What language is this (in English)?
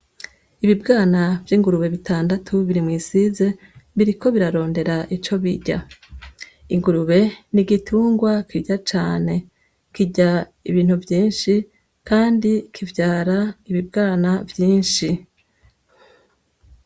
Rundi